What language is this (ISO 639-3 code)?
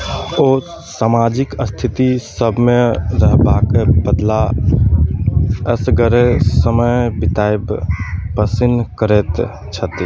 mai